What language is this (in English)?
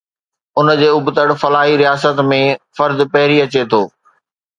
Sindhi